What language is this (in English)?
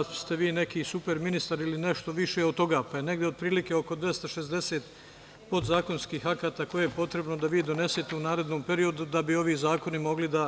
Serbian